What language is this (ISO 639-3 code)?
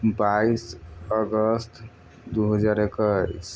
mai